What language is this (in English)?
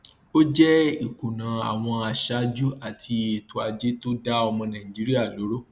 Yoruba